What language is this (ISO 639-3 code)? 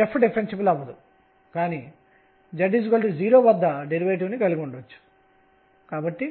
tel